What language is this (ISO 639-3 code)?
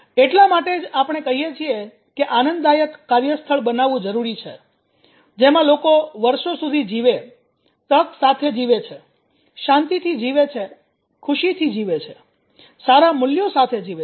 guj